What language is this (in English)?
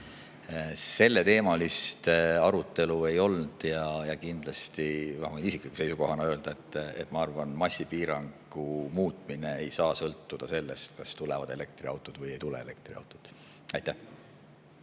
Estonian